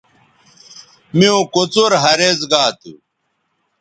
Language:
Bateri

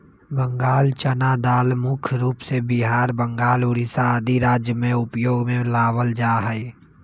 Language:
Magahi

